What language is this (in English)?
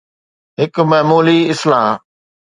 Sindhi